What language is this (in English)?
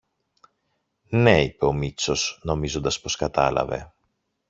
Greek